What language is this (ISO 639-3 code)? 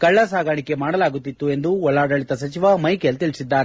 kan